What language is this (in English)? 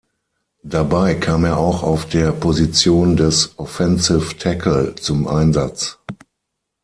German